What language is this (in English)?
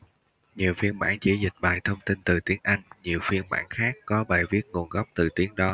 Vietnamese